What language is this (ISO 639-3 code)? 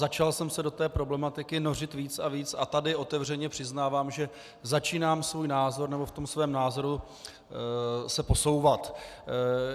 ces